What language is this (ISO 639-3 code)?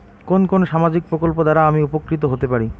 ben